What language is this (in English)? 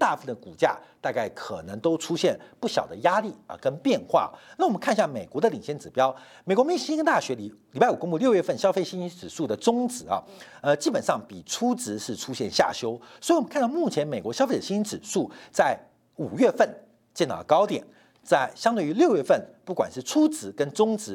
Chinese